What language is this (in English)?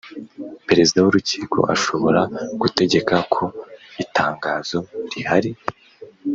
Kinyarwanda